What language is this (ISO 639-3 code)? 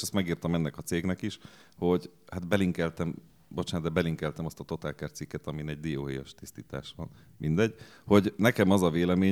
hun